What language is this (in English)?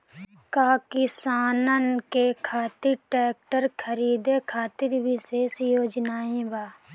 Bhojpuri